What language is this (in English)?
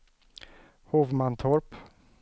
Swedish